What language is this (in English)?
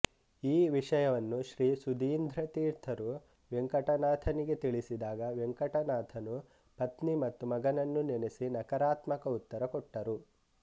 Kannada